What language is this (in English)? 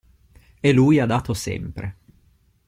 Italian